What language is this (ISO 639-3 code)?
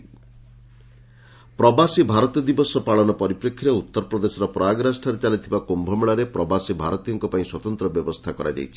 ori